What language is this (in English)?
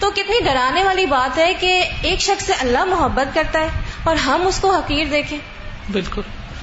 Urdu